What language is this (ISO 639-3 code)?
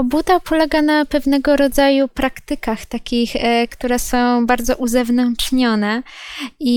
pol